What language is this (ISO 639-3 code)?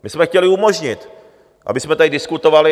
ces